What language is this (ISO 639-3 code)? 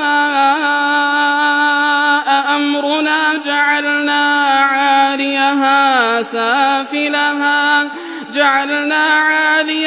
ara